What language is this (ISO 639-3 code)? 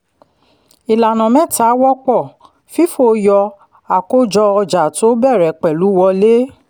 yor